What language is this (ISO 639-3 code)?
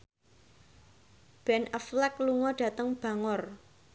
jav